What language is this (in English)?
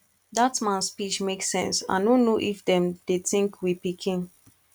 Nigerian Pidgin